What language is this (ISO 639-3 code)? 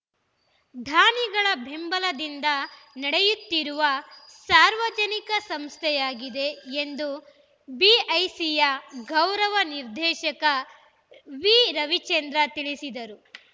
kan